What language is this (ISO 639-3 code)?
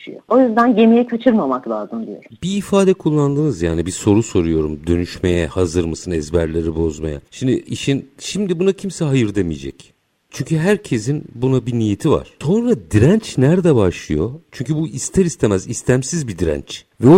tur